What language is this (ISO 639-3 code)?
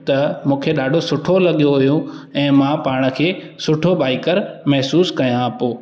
snd